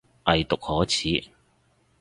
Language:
Cantonese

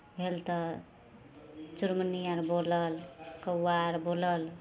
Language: Maithili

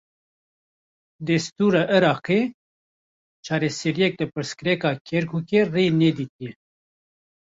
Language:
Kurdish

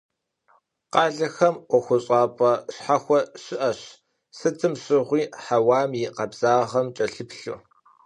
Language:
Kabardian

